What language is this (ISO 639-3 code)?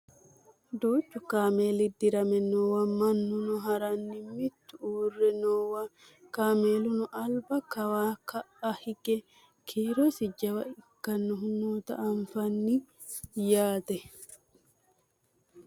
sid